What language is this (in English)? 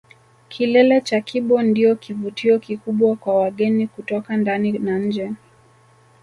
Swahili